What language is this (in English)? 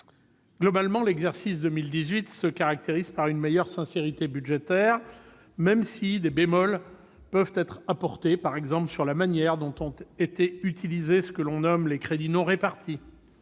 French